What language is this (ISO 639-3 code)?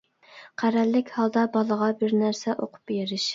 uig